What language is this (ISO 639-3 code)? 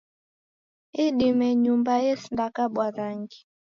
dav